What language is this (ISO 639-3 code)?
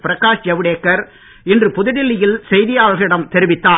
tam